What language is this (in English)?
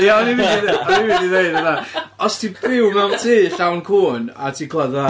Welsh